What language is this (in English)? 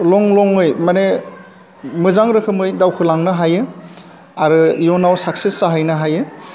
Bodo